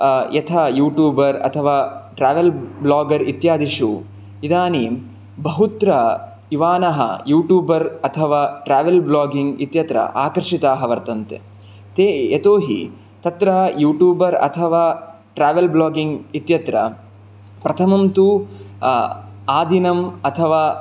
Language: Sanskrit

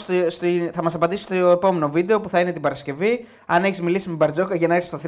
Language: Greek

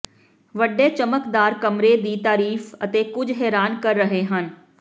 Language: Punjabi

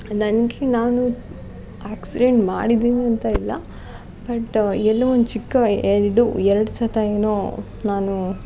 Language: Kannada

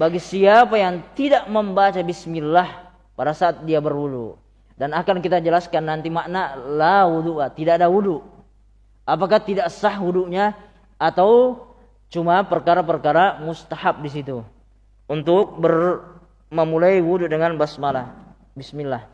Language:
Indonesian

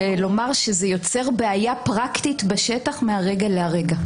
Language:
Hebrew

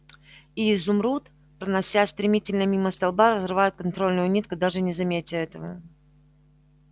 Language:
Russian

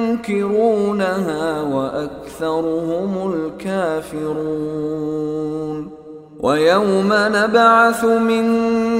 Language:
Arabic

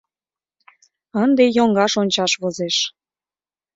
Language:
Mari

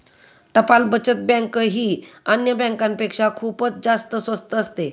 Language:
Marathi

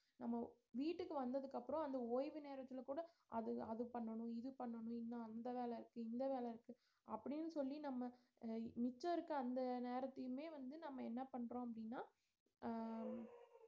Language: Tamil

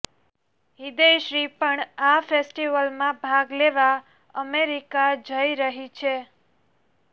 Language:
Gujarati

